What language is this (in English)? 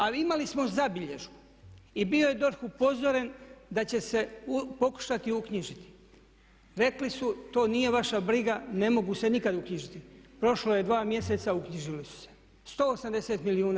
Croatian